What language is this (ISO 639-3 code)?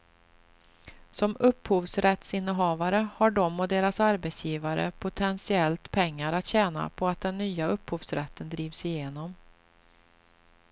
swe